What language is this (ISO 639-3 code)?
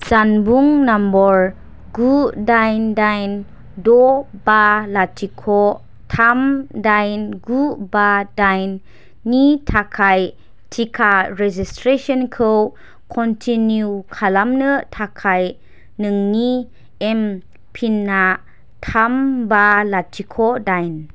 brx